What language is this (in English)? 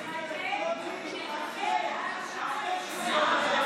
Hebrew